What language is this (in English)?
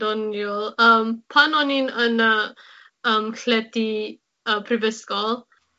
Welsh